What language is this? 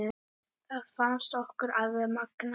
Icelandic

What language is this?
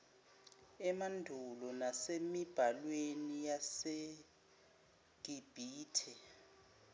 Zulu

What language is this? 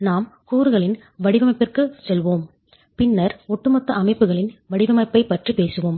Tamil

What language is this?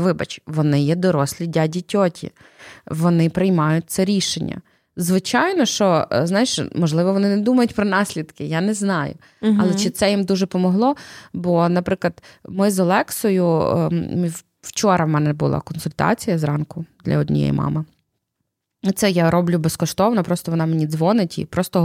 Ukrainian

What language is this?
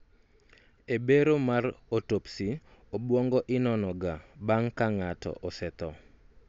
Luo (Kenya and Tanzania)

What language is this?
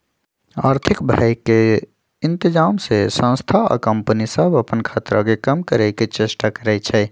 Magahi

